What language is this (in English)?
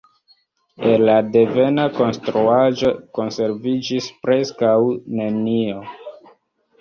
Esperanto